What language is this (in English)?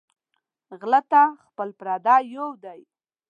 Pashto